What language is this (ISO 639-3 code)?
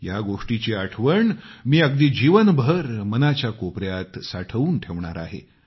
mar